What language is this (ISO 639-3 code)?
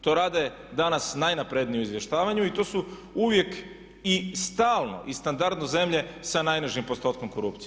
hrv